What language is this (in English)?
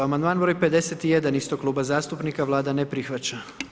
Croatian